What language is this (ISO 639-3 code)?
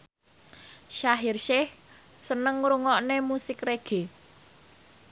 jav